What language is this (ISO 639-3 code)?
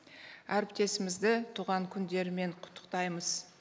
kaz